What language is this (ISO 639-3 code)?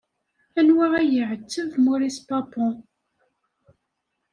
kab